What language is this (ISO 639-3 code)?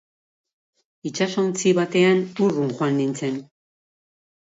eus